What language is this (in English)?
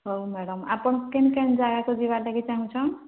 Odia